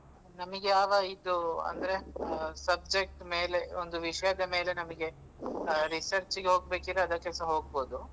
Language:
Kannada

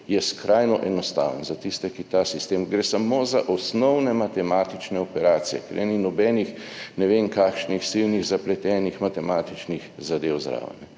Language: Slovenian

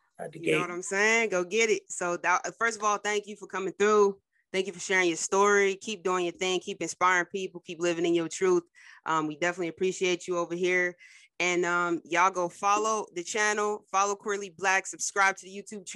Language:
English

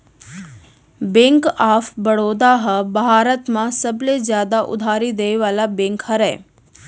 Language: Chhattisgarhi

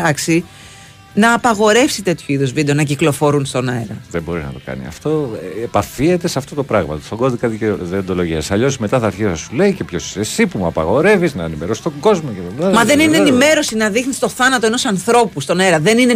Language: Greek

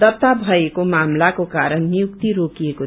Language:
Nepali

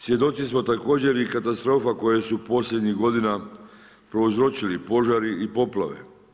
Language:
Croatian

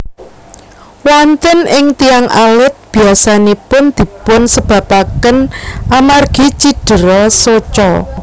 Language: Javanese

